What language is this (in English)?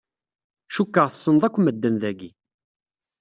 Kabyle